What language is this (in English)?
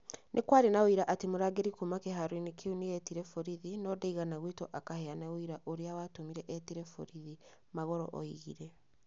Kikuyu